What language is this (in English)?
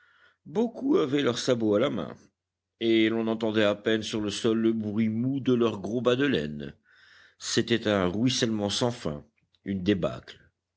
French